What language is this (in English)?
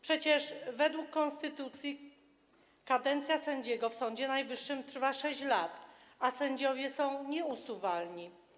Polish